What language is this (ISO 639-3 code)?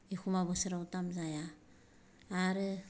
brx